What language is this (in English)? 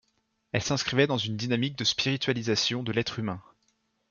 French